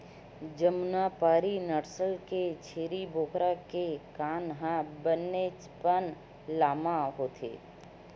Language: Chhattisgarhi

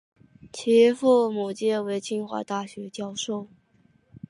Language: Chinese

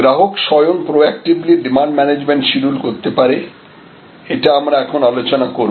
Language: Bangla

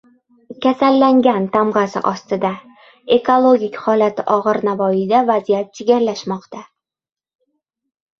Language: Uzbek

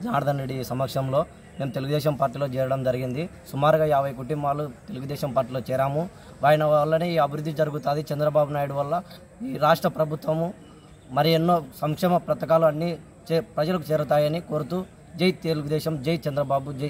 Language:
Hindi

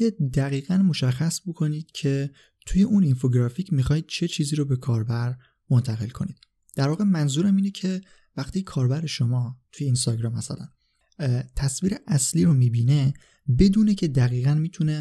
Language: Persian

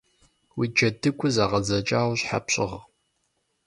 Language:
Kabardian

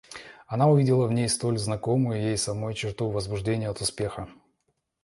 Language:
Russian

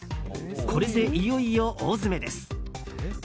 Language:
Japanese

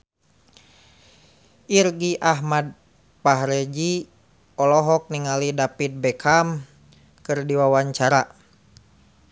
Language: Sundanese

